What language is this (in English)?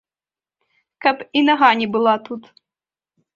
Belarusian